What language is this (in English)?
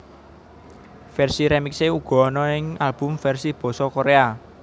Javanese